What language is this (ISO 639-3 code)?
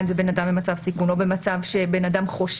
heb